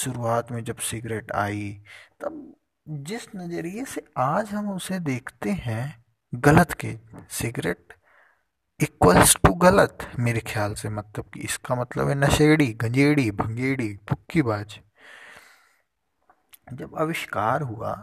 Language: Hindi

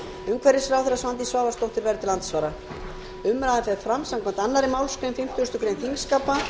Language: Icelandic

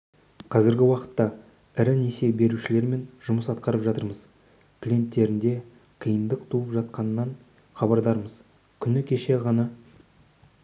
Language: Kazakh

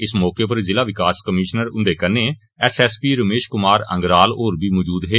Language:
Dogri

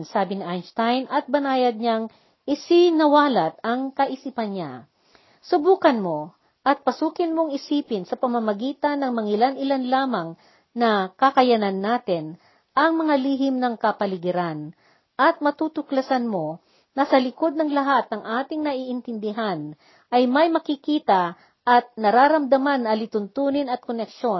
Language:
Filipino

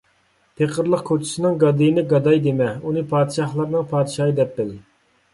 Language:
Uyghur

